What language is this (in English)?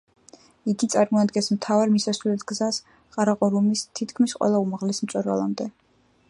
Georgian